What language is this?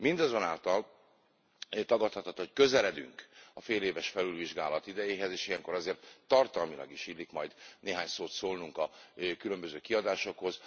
Hungarian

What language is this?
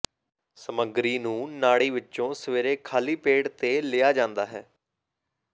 Punjabi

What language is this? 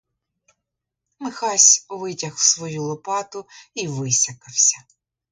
Ukrainian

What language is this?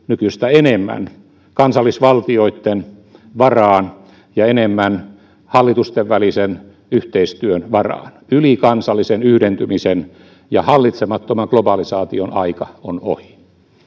Finnish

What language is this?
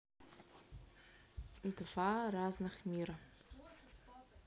Russian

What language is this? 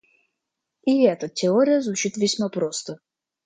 Russian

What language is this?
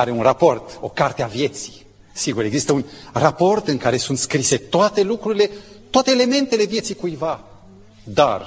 Romanian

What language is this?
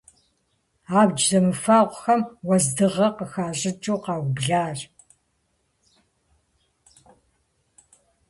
Kabardian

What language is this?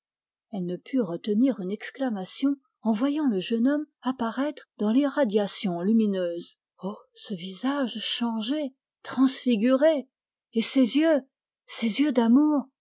French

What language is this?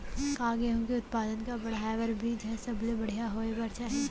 Chhattisgarhi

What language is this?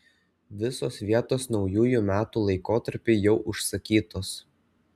Lithuanian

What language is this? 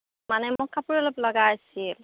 Assamese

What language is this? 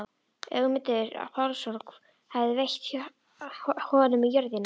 Icelandic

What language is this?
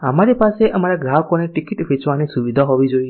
Gujarati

